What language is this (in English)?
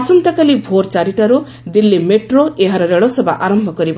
Odia